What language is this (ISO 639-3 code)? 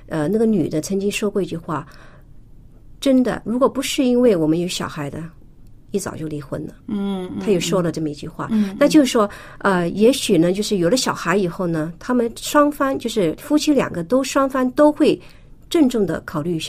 zho